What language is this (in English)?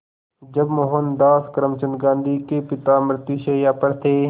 Hindi